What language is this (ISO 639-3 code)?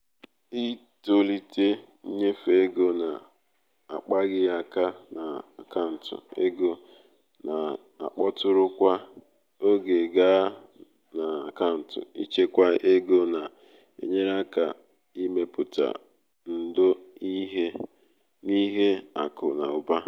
ibo